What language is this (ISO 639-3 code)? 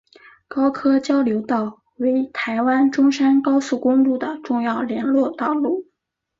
zho